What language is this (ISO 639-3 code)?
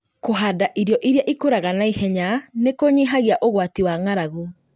kik